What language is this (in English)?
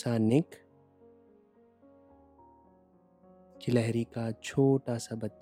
Hindi